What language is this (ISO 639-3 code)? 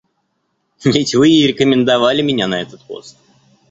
rus